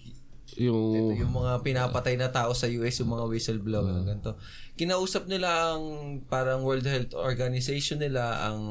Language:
Filipino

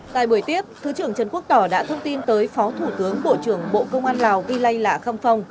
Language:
Vietnamese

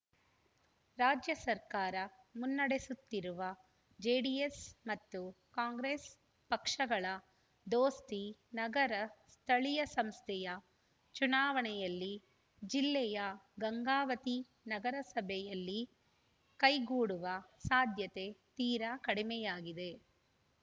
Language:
Kannada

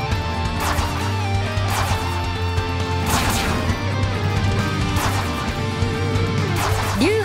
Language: Japanese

